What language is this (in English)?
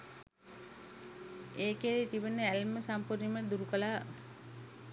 Sinhala